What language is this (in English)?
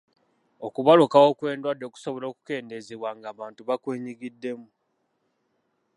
Ganda